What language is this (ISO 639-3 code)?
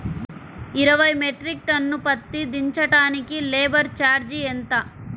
tel